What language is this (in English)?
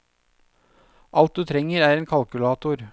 Norwegian